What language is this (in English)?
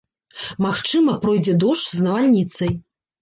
Belarusian